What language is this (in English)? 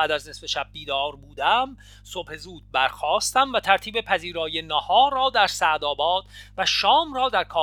Persian